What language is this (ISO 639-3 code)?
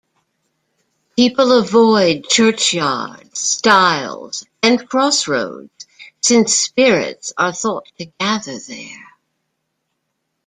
eng